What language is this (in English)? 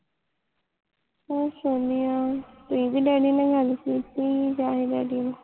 Punjabi